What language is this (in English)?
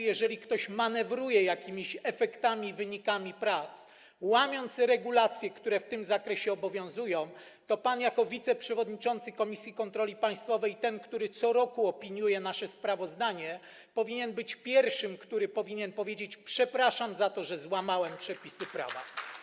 Polish